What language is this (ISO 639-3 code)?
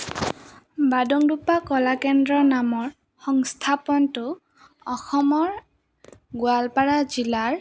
asm